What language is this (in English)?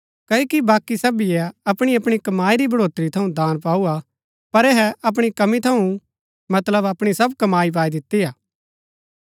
Gaddi